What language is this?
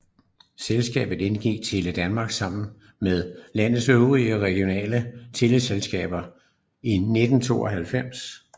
Danish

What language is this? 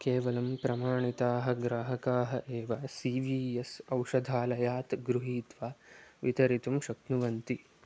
Sanskrit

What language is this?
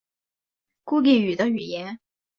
Chinese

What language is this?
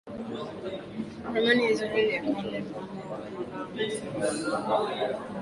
Swahili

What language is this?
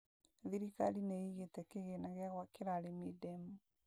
Kikuyu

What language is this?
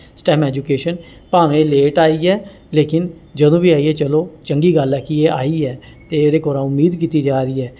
Dogri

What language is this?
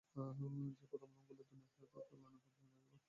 Bangla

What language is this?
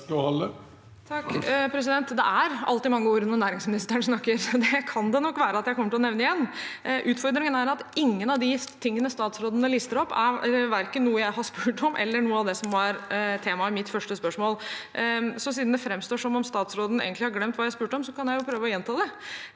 Norwegian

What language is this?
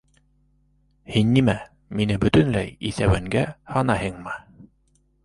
Bashkir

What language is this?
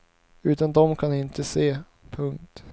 Swedish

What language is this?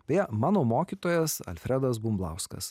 Lithuanian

